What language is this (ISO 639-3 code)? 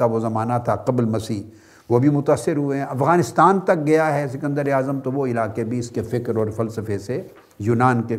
urd